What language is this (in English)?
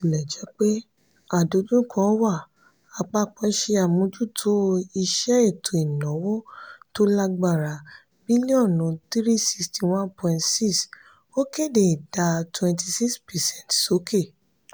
Yoruba